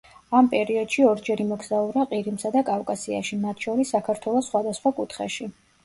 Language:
Georgian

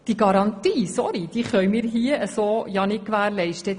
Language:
Swiss German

